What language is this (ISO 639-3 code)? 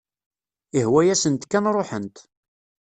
kab